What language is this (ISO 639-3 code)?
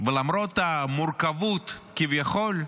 heb